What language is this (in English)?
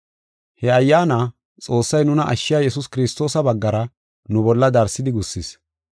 Gofa